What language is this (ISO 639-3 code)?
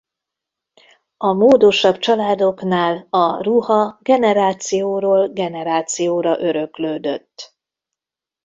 hun